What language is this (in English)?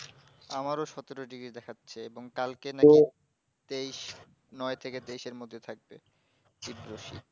Bangla